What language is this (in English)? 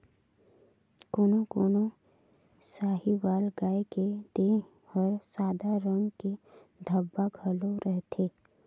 Chhattisgarhi